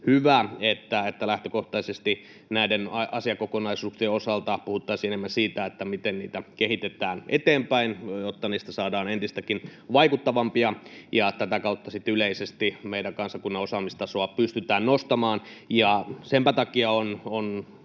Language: Finnish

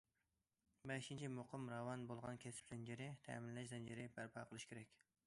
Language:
Uyghur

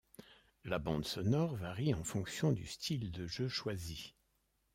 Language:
French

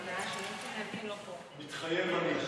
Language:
Hebrew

